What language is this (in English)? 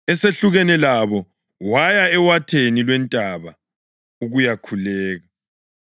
North Ndebele